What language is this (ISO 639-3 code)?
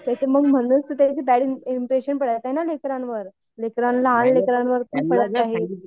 mar